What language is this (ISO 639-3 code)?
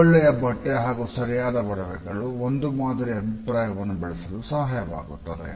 kan